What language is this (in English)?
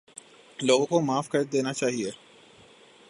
Urdu